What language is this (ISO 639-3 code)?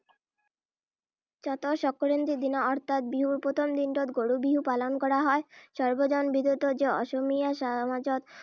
asm